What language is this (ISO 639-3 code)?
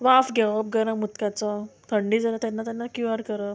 kok